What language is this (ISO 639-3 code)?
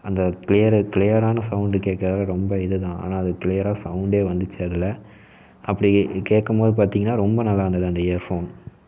tam